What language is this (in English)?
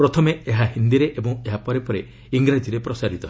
Odia